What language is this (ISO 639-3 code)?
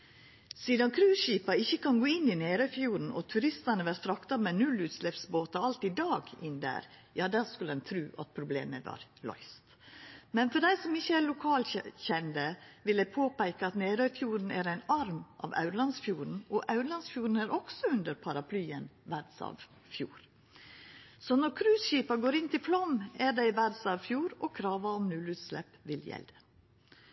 nno